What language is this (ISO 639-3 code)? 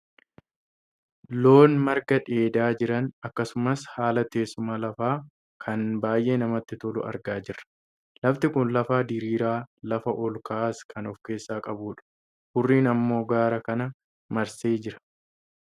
orm